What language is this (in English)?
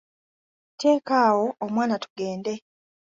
Ganda